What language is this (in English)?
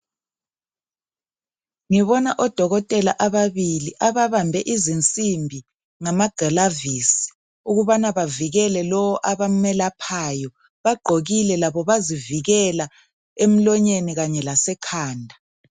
North Ndebele